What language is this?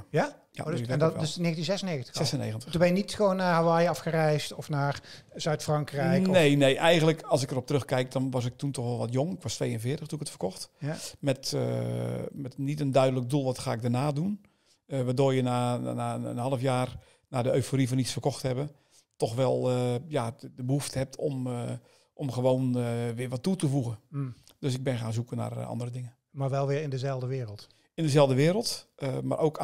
Dutch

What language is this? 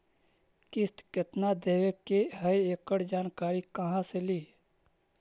Magahi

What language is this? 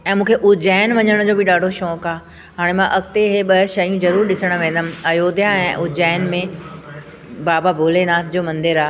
Sindhi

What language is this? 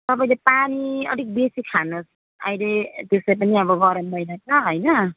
Nepali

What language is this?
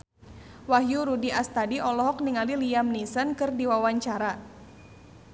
Sundanese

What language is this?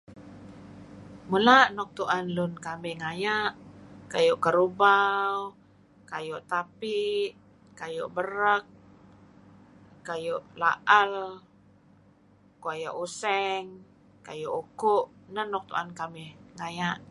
Kelabit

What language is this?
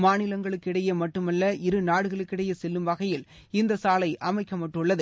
Tamil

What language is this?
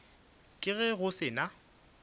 Northern Sotho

